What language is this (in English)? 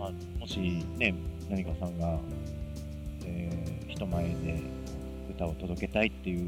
Japanese